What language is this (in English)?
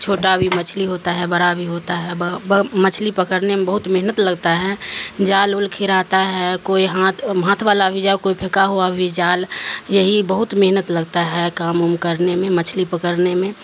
Urdu